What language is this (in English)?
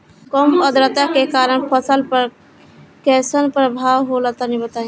Bhojpuri